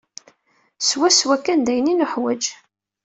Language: Kabyle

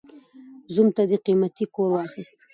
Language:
Pashto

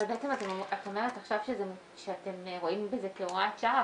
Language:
Hebrew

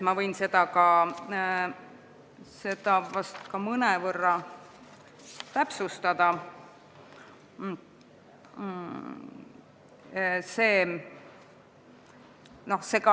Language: Estonian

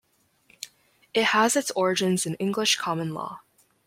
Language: English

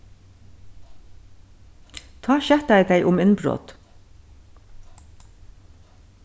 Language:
Faroese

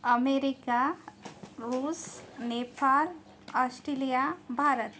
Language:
Marathi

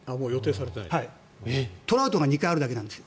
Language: Japanese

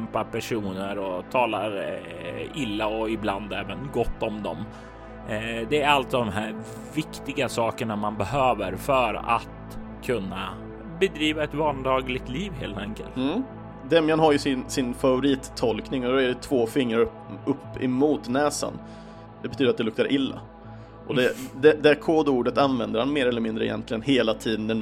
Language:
Swedish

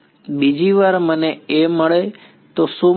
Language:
Gujarati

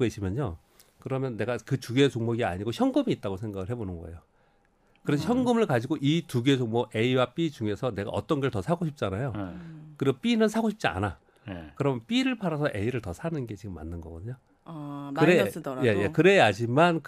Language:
Korean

